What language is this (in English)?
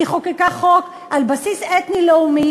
Hebrew